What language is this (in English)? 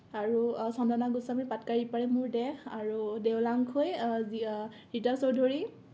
Assamese